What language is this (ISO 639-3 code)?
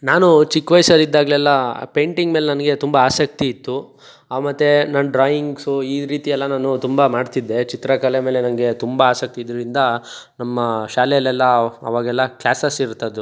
kan